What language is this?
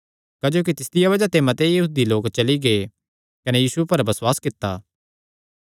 Kangri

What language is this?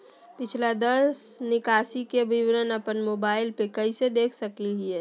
Magahi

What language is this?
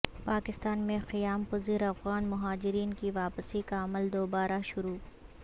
Urdu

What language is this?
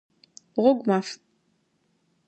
Adyghe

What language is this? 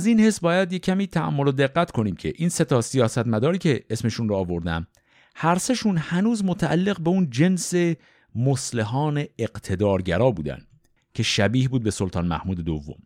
Persian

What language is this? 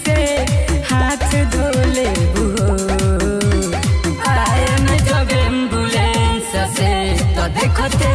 Hindi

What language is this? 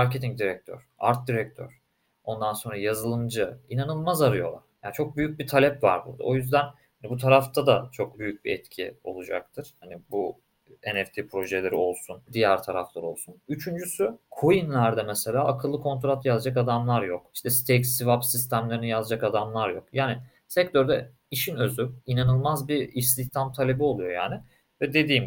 Turkish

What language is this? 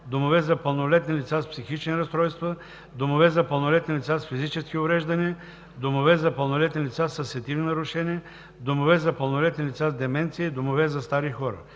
Bulgarian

